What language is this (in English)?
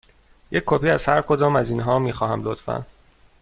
Persian